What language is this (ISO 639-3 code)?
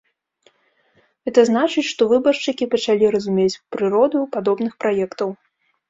bel